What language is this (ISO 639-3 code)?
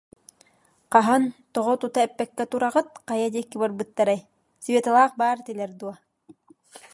sah